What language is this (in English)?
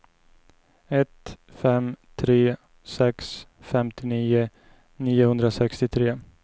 Swedish